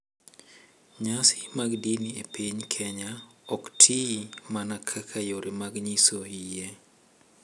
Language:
Luo (Kenya and Tanzania)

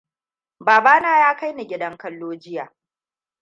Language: Hausa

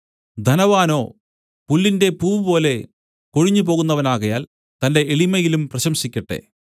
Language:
Malayalam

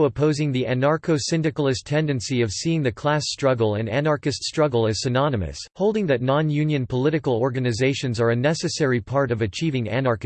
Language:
English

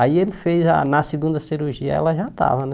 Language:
Portuguese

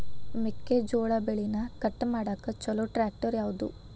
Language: Kannada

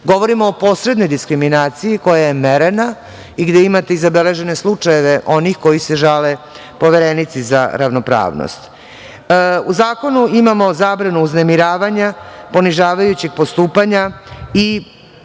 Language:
Serbian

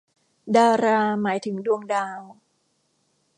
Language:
Thai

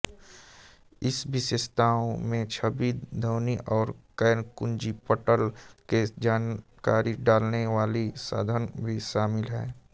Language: Hindi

